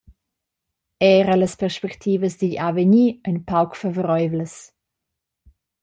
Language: Romansh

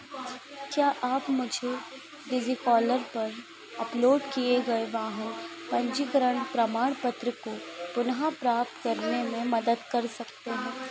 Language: Hindi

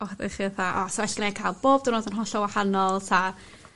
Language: Welsh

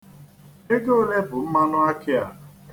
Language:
Igbo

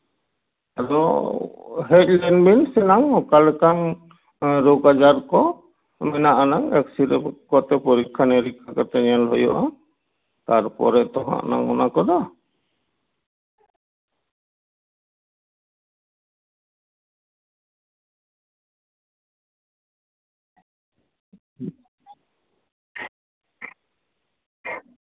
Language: Santali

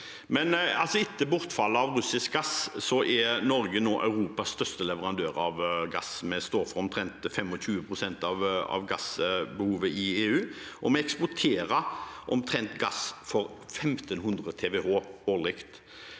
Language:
Norwegian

